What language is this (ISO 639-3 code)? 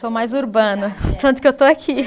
por